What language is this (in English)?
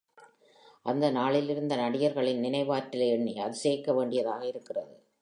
Tamil